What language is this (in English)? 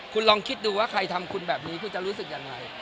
Thai